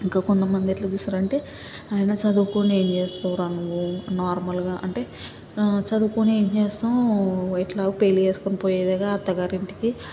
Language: Telugu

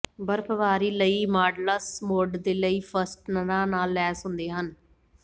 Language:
Punjabi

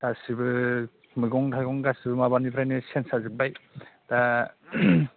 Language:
Bodo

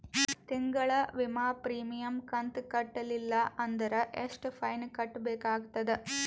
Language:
Kannada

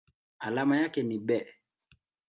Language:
Swahili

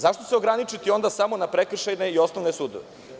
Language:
Serbian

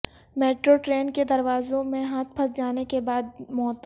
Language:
Urdu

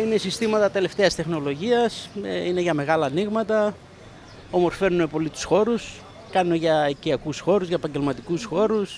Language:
Greek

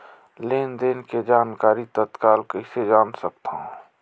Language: Chhattisgarhi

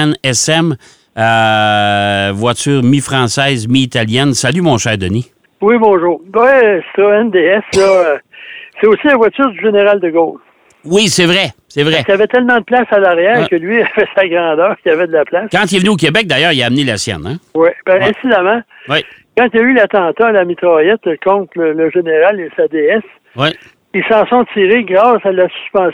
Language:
French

